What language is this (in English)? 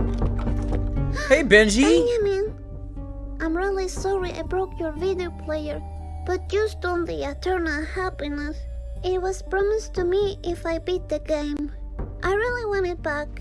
English